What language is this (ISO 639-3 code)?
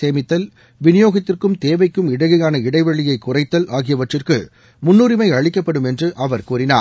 tam